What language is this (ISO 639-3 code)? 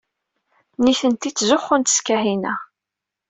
kab